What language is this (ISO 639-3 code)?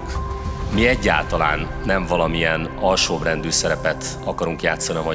hun